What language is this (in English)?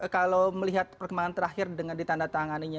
Indonesian